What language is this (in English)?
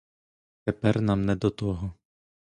Ukrainian